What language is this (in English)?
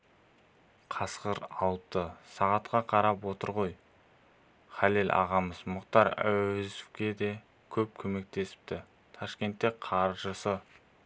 Kazakh